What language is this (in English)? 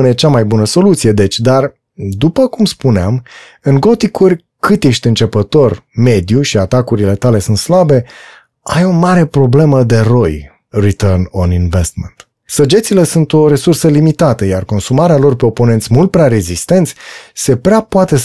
Romanian